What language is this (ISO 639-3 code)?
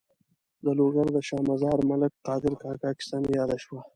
pus